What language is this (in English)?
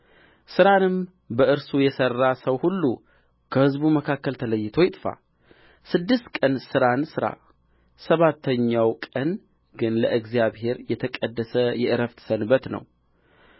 Amharic